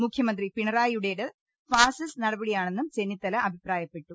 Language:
Malayalam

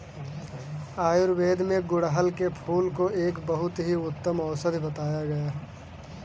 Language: Hindi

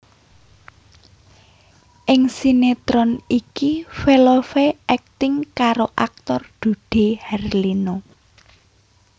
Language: Javanese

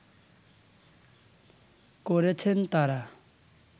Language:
Bangla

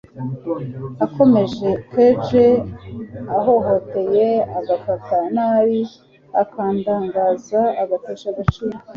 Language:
Kinyarwanda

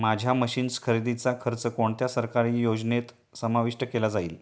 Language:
Marathi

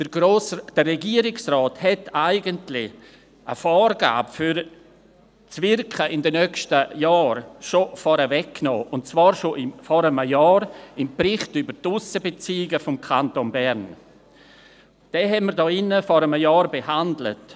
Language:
Swiss German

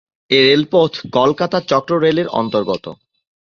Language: Bangla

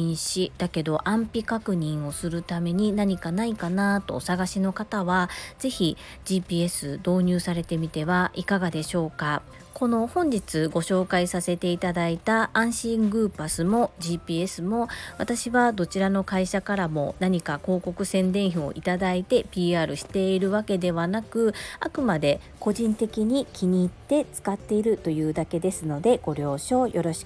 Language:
Japanese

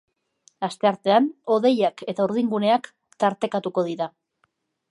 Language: Basque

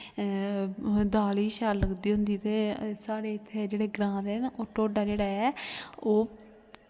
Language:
Dogri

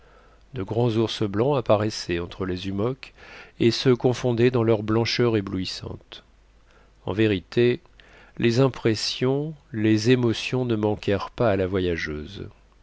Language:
French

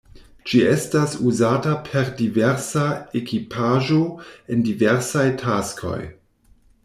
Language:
Esperanto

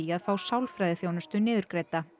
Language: Icelandic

